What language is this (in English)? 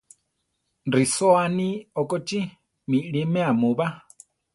Central Tarahumara